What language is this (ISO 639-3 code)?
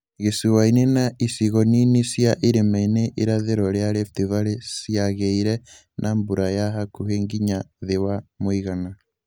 kik